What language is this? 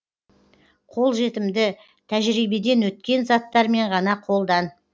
Kazakh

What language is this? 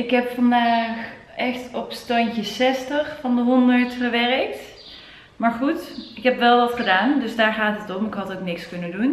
Dutch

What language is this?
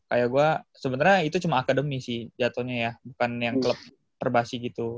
Indonesian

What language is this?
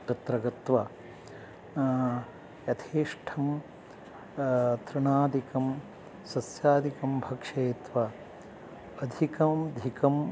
Sanskrit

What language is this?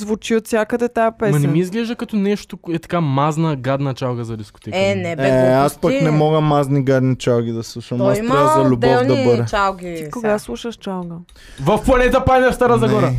Bulgarian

